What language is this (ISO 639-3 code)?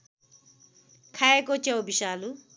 nep